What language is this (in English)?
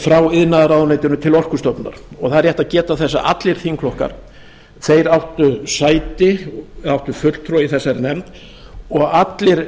Icelandic